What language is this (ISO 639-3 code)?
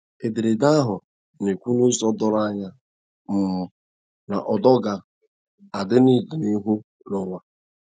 ibo